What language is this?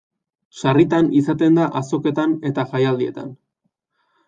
Basque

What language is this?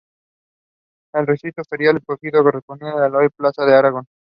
Spanish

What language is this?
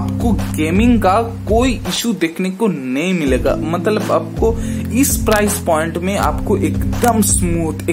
Hindi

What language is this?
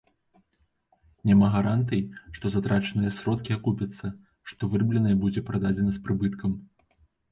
Belarusian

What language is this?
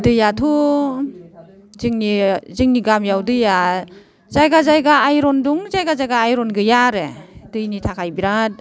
Bodo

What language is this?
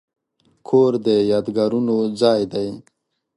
Pashto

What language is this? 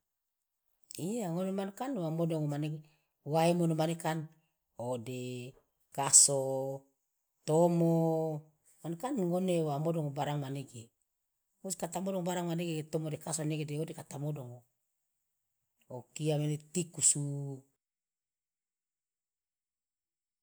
Loloda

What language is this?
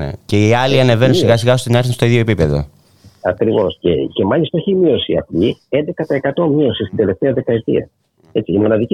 Greek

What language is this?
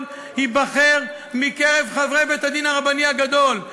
Hebrew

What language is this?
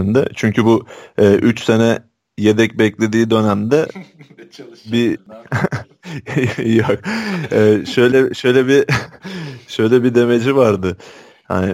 Turkish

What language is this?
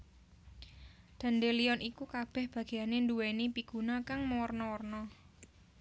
Javanese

